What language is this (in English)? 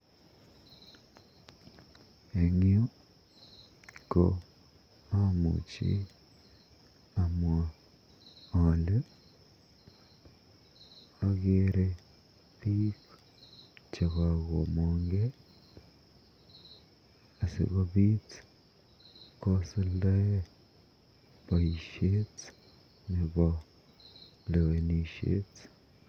Kalenjin